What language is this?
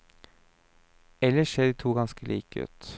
Norwegian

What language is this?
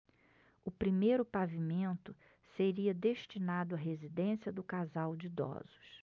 Portuguese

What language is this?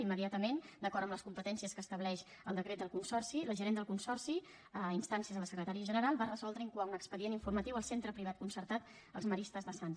Catalan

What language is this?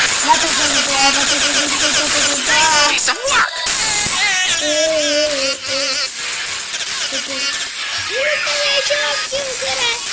Polish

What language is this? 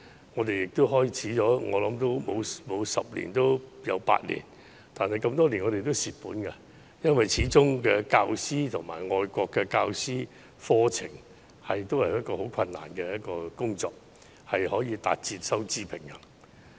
Cantonese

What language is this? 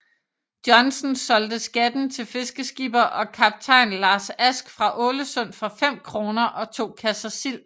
Danish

